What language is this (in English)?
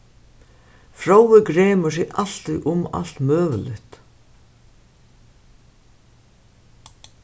Faroese